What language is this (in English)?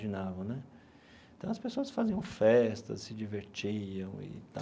Portuguese